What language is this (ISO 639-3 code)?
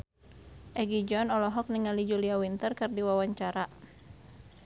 sun